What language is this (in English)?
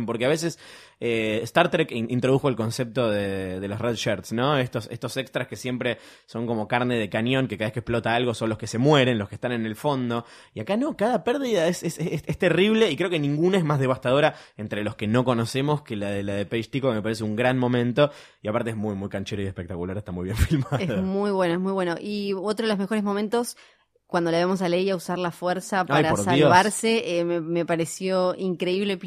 Spanish